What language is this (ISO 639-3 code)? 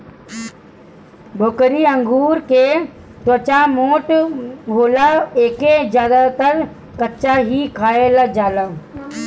bho